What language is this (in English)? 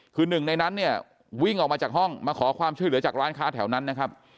Thai